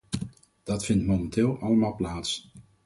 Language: Dutch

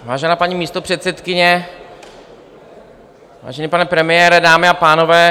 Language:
Czech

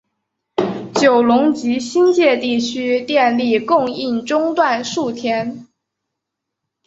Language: Chinese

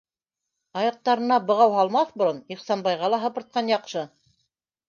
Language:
Bashkir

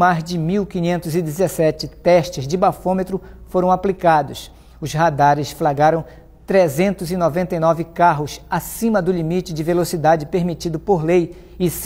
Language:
Portuguese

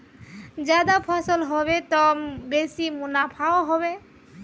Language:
Magahi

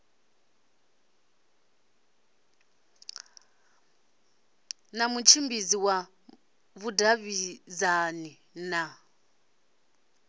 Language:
Venda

